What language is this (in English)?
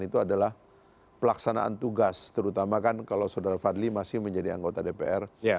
Indonesian